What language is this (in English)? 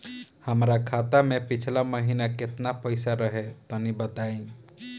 Bhojpuri